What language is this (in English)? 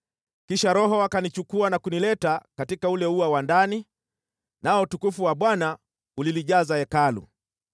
Swahili